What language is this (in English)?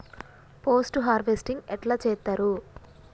Telugu